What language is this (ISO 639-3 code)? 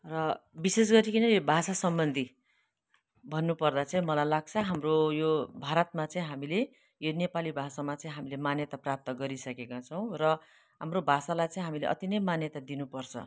nep